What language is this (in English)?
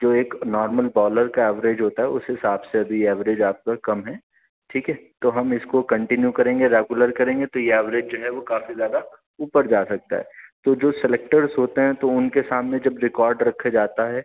Urdu